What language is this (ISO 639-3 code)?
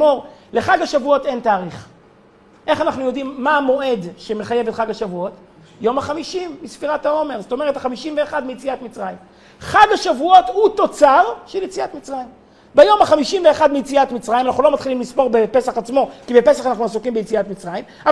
heb